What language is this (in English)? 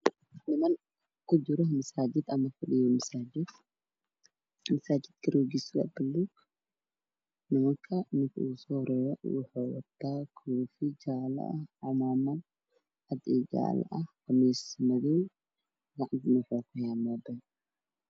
Somali